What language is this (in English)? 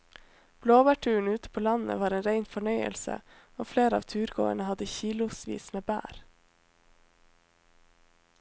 Norwegian